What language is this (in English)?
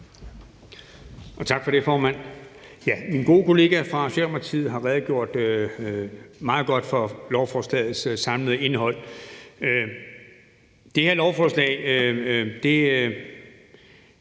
Danish